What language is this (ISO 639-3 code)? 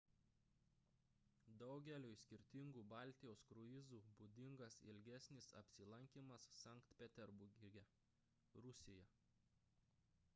lit